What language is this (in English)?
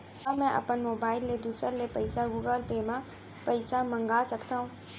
Chhattisgarhi